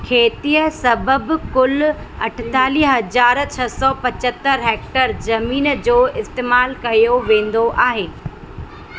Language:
Sindhi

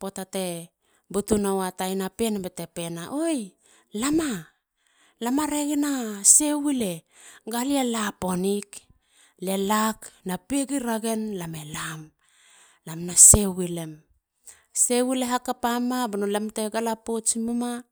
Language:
Halia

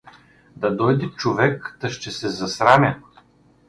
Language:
Bulgarian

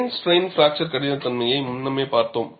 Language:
Tamil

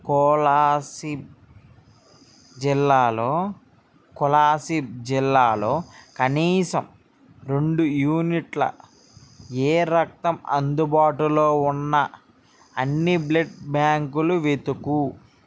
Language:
Telugu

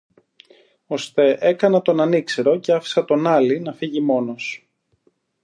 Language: Greek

